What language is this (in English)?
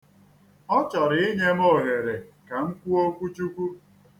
Igbo